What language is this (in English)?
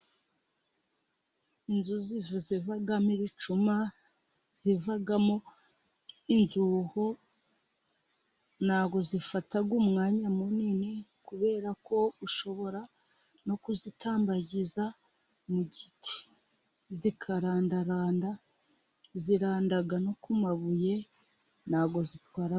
Kinyarwanda